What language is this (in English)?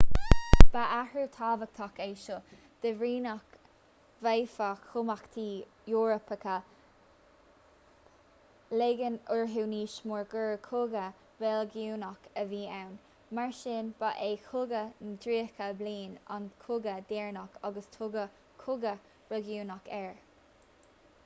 Irish